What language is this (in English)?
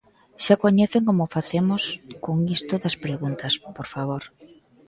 Galician